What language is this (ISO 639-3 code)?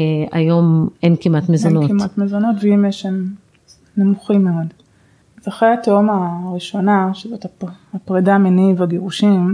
heb